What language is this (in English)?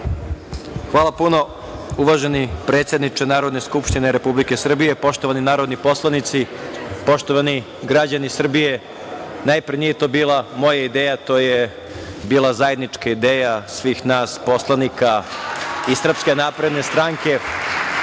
Serbian